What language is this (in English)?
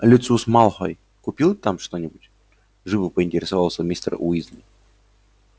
Russian